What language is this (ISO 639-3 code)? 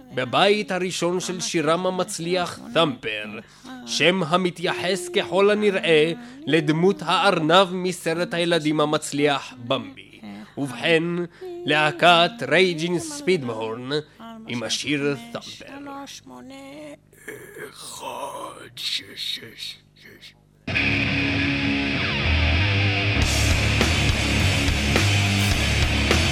heb